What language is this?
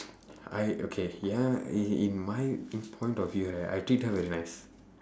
English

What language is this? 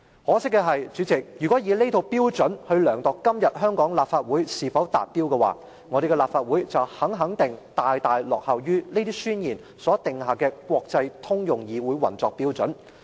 Cantonese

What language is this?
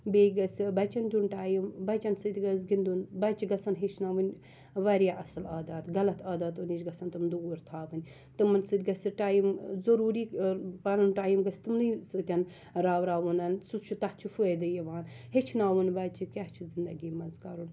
Kashmiri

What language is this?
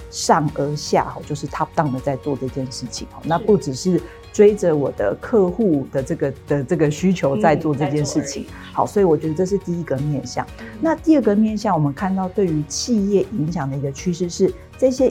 Chinese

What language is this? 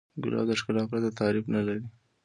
Pashto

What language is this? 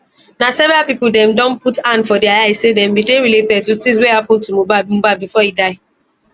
Nigerian Pidgin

